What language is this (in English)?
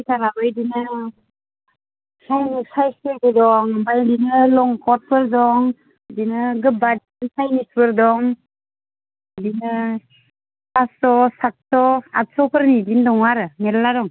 Bodo